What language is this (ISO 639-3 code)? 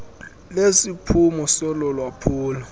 xho